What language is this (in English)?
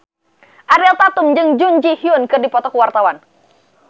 Sundanese